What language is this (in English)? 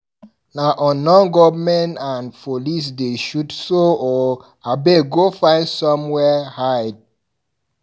Nigerian Pidgin